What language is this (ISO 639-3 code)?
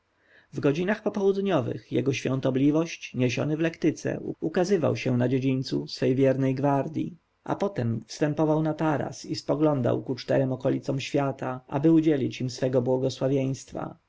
pol